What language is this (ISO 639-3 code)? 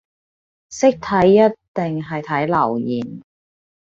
yue